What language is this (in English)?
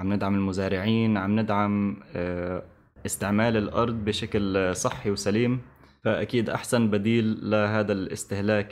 Arabic